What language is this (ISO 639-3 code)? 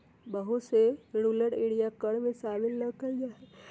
mag